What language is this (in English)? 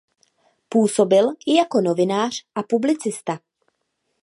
Czech